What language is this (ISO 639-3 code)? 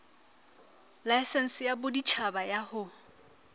sot